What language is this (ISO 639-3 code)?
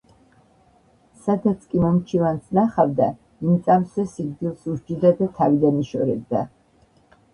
kat